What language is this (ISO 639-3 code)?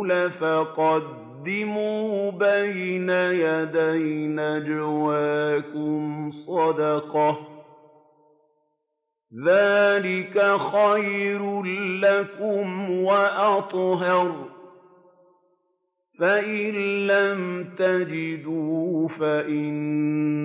ara